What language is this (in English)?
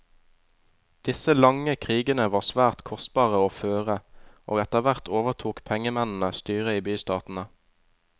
Norwegian